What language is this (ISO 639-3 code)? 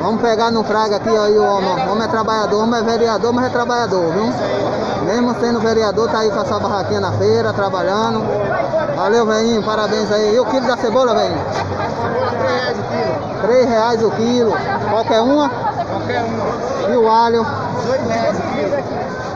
por